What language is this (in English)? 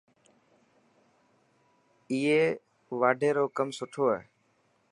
Dhatki